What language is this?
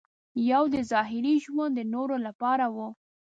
Pashto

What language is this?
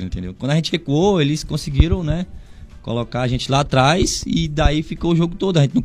Portuguese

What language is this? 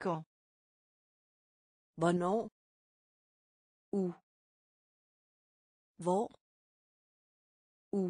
French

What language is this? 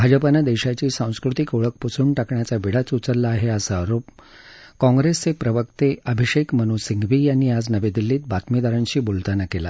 Marathi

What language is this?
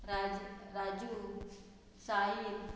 Konkani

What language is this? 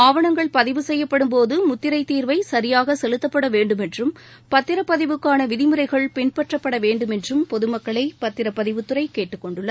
Tamil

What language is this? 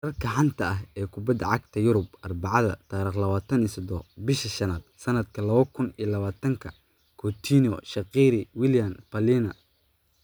Somali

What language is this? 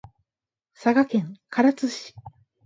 Japanese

